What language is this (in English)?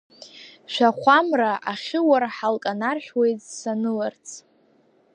Abkhazian